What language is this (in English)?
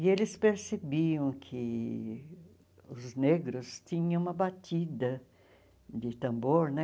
Portuguese